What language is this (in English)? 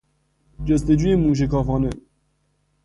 Persian